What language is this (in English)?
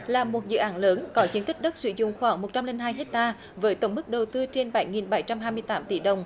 Vietnamese